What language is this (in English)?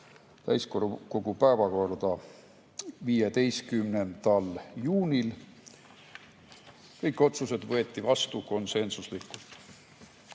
Estonian